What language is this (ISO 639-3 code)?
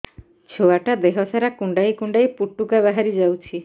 ori